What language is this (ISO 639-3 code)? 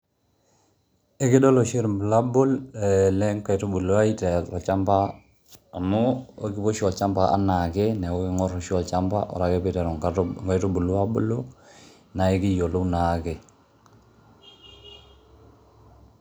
mas